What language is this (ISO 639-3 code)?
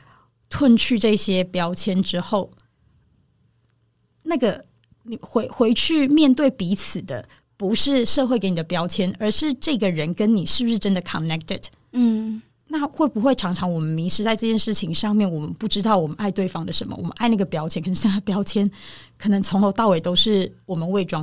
zho